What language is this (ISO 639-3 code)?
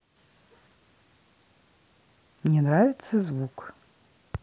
rus